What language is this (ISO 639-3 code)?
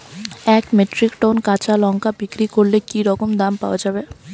ben